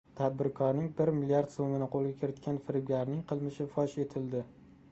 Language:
Uzbek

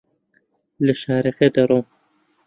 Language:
Central Kurdish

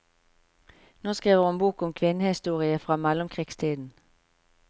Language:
Norwegian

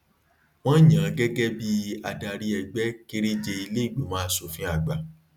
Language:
Yoruba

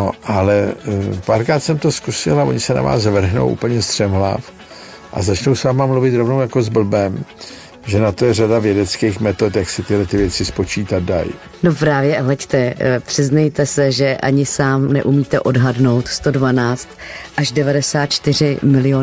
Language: Czech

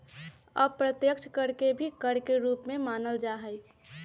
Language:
Magahi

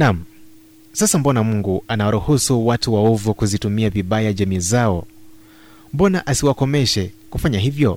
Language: Swahili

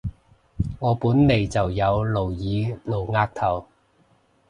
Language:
Cantonese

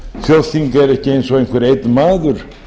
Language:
Icelandic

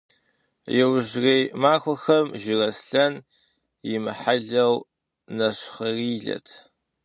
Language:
Kabardian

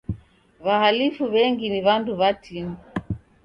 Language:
Taita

